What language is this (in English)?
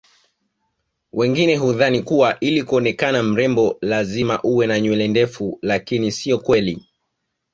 Swahili